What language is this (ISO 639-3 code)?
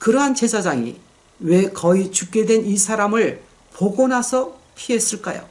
kor